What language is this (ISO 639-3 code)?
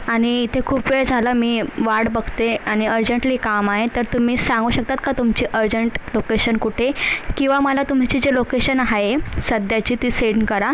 mar